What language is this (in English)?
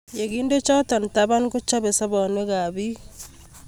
Kalenjin